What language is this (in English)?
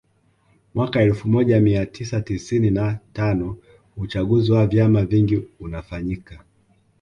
Swahili